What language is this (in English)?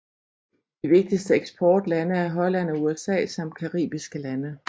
Danish